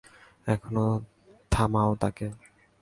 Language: Bangla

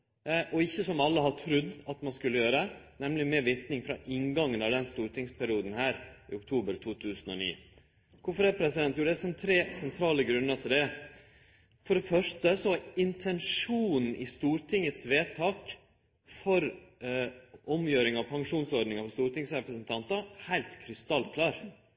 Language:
Norwegian Nynorsk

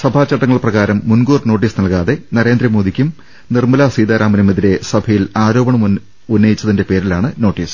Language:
Malayalam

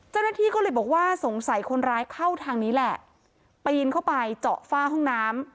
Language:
Thai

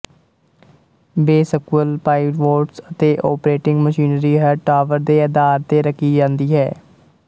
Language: Punjabi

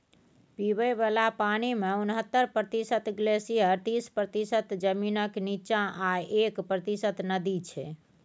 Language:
Maithili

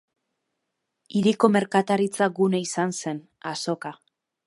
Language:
Basque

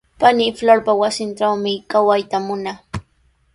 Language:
Sihuas Ancash Quechua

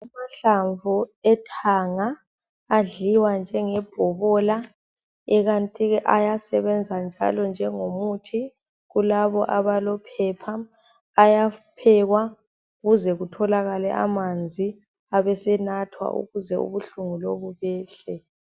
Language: North Ndebele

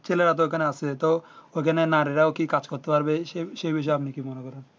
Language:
Bangla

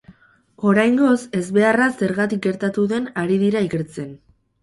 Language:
Basque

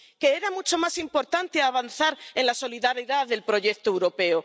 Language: Spanish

